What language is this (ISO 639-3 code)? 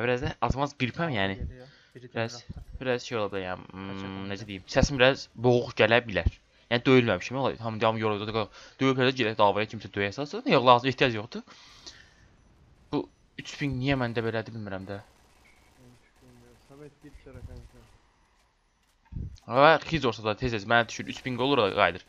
tur